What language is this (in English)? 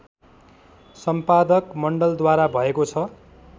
Nepali